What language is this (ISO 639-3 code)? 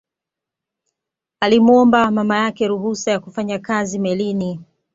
swa